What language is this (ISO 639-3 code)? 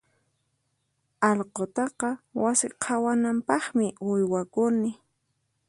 qxp